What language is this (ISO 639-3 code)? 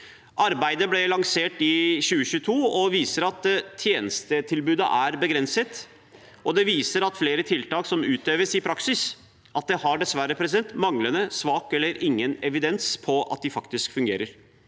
nor